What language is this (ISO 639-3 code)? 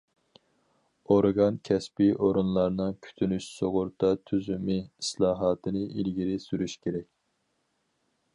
uig